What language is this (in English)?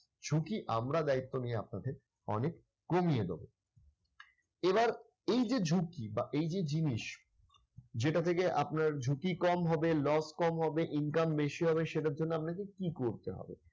Bangla